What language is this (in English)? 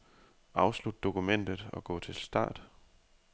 Danish